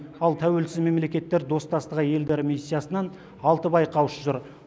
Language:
Kazakh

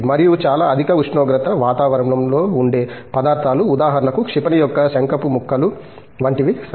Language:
Telugu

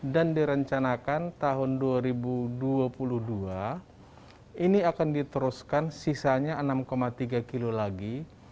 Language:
Indonesian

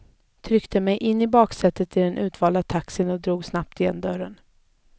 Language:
Swedish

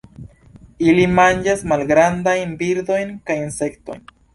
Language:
Esperanto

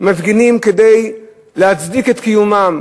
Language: Hebrew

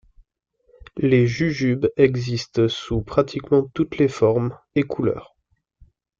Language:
French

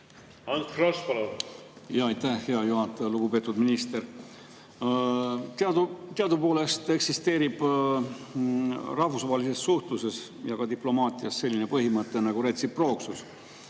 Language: Estonian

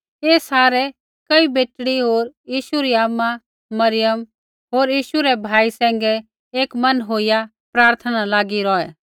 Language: Kullu Pahari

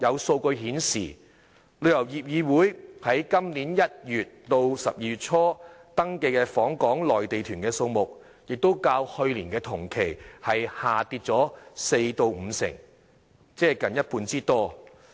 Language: Cantonese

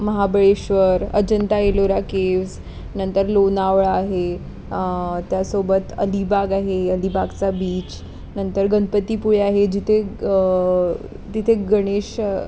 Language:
Marathi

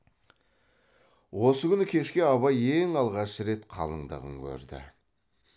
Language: Kazakh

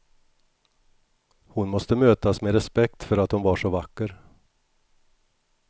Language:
Swedish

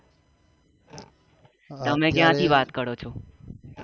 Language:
Gujarati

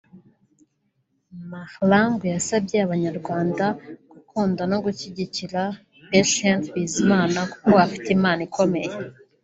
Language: Kinyarwanda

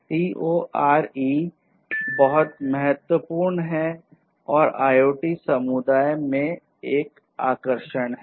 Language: Hindi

